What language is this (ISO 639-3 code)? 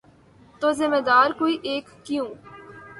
urd